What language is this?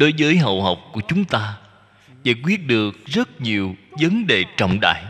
Vietnamese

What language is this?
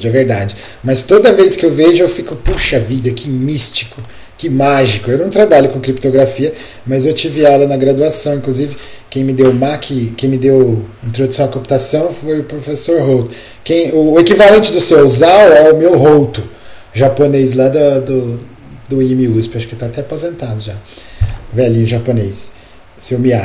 Portuguese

